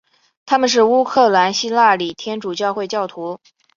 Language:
Chinese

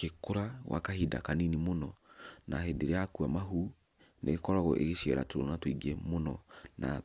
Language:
Kikuyu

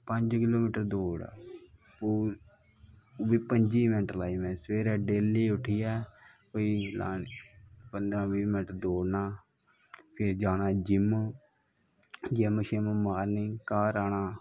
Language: Dogri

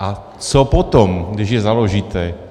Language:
Czech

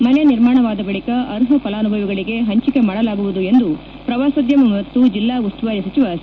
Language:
Kannada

